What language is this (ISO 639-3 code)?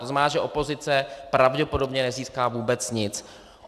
ces